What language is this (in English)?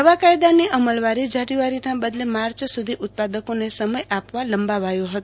Gujarati